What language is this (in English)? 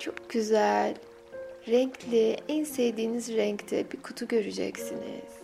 Turkish